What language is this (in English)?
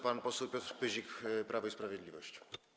Polish